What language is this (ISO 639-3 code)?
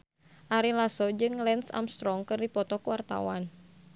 sun